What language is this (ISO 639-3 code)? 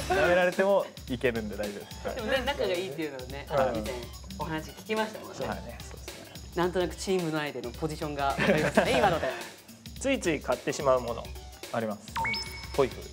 jpn